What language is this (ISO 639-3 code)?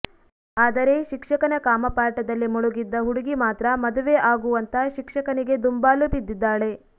kan